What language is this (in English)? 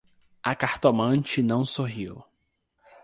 Portuguese